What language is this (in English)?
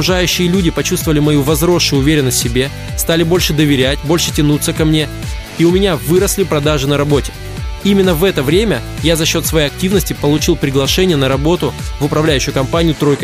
Russian